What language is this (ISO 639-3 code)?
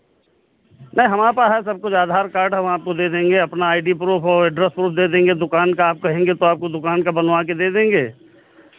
hin